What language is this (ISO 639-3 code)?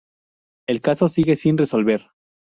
spa